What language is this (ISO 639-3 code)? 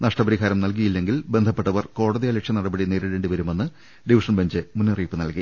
mal